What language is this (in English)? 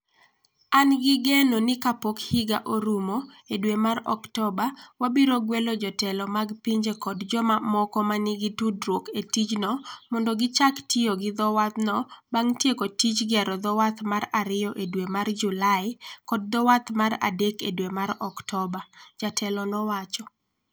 Luo (Kenya and Tanzania)